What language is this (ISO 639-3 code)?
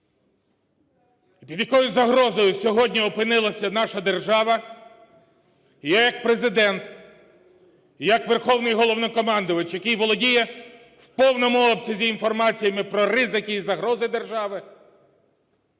ukr